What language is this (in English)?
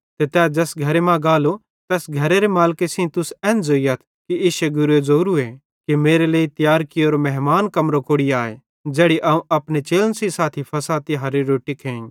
Bhadrawahi